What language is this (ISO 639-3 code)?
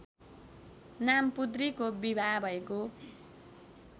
nep